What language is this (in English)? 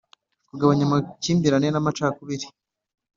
Kinyarwanda